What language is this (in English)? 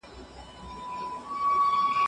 Pashto